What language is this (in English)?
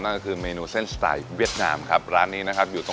Thai